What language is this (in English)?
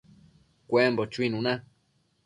Matsés